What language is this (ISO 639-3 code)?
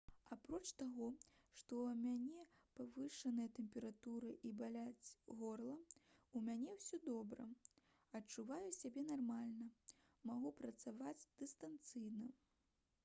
bel